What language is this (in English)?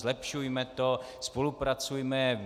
Czech